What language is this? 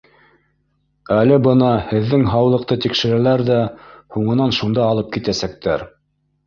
Bashkir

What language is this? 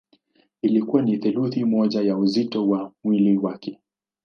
Swahili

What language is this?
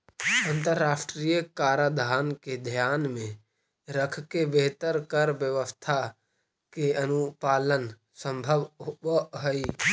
Magahi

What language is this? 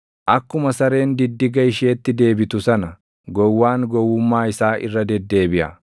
Oromo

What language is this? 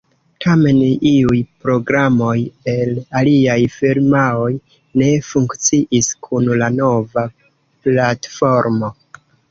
Esperanto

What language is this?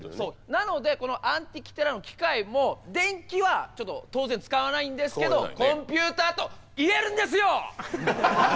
Japanese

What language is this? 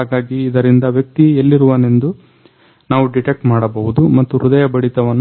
Kannada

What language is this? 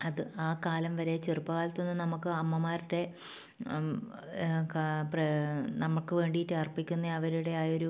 Malayalam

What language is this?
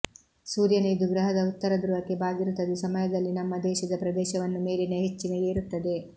Kannada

